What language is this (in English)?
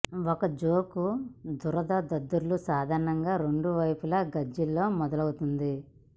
Telugu